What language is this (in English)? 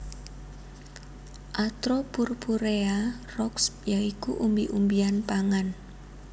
Javanese